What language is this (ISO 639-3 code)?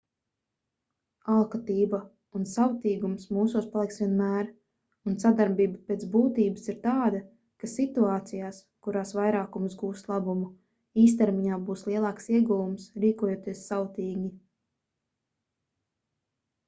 lav